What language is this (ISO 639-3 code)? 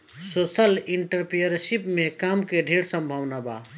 bho